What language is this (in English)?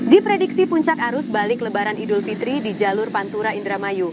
Indonesian